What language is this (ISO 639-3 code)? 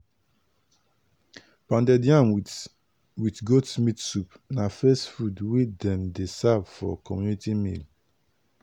pcm